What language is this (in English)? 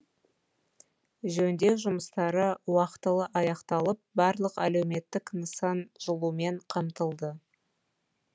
Kazakh